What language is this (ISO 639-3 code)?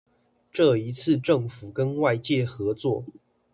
zho